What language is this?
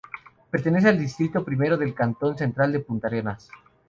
Spanish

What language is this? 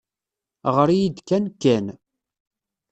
Kabyle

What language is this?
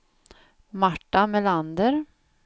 Swedish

